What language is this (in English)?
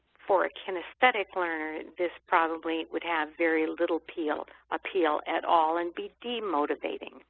English